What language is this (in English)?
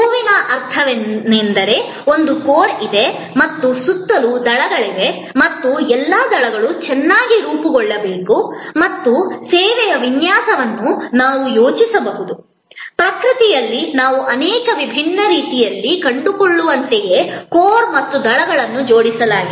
Kannada